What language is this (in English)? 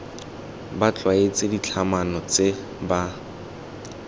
Tswana